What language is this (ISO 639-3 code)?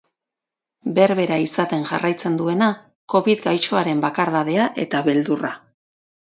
eus